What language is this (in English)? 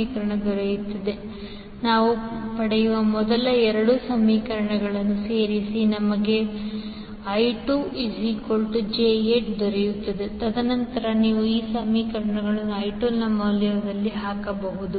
Kannada